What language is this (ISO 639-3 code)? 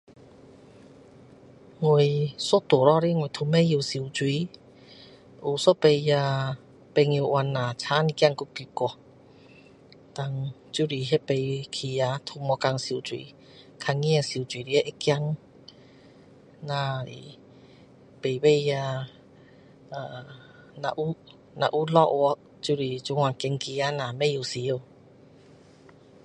cdo